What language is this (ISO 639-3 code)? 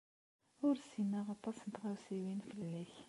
kab